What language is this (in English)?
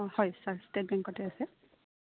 Assamese